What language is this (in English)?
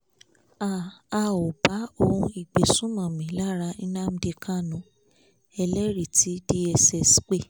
Yoruba